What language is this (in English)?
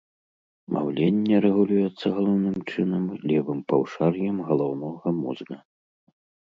Belarusian